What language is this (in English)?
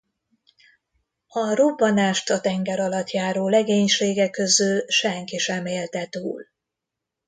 Hungarian